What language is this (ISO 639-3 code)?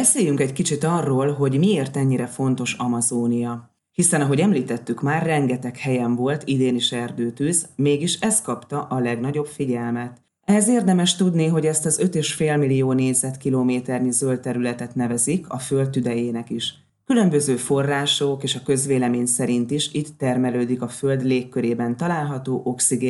hun